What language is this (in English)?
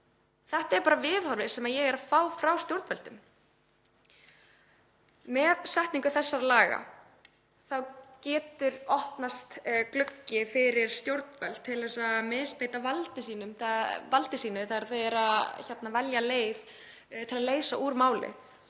Icelandic